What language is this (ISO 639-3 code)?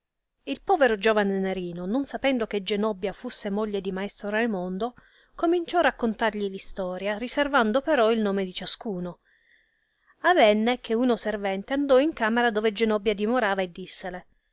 ita